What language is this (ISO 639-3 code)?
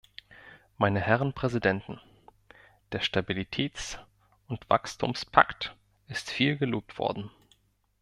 deu